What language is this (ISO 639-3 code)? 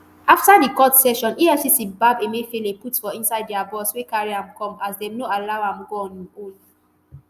pcm